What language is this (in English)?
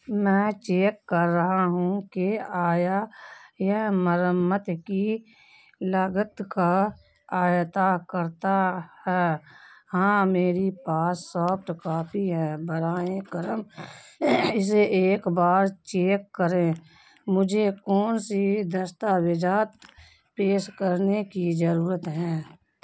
Urdu